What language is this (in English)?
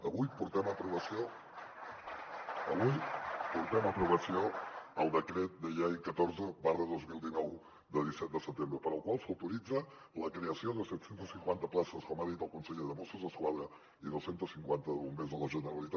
Catalan